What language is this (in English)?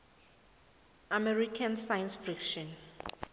South Ndebele